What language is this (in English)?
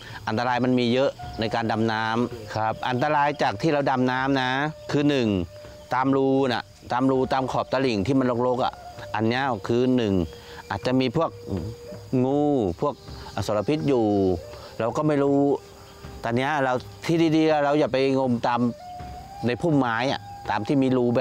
Thai